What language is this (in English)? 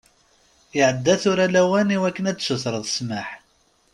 Kabyle